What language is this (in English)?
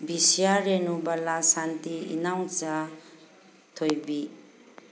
Manipuri